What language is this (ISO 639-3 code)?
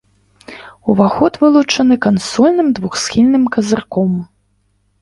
bel